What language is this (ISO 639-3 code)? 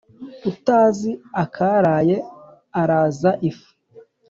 kin